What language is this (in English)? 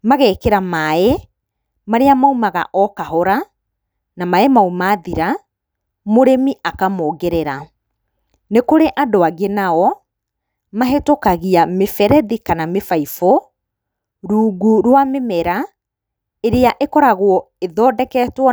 Kikuyu